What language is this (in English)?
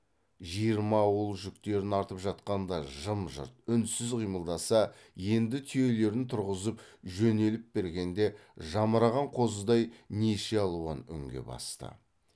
Kazakh